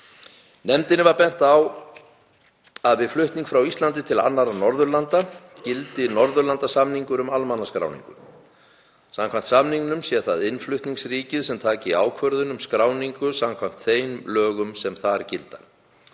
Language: Icelandic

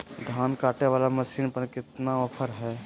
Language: Magahi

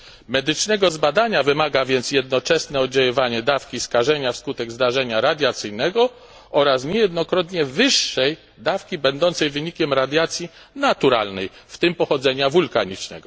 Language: Polish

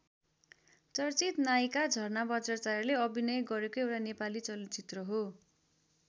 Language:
Nepali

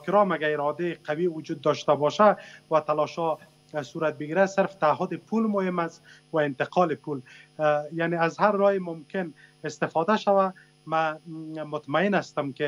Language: Persian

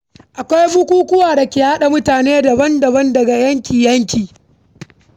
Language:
Hausa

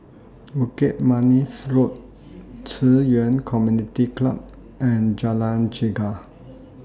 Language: English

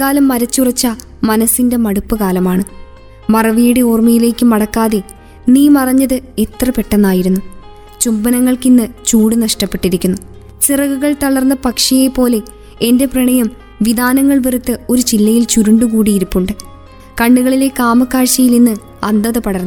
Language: Malayalam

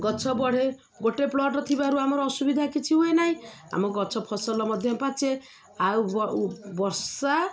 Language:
Odia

